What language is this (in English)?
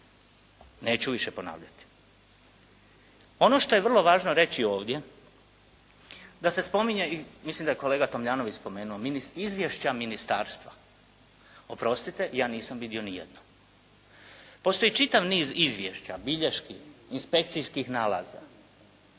Croatian